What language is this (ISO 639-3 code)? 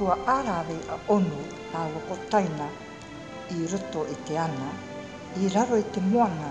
mri